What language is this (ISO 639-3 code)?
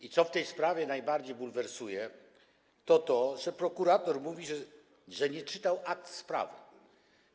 pol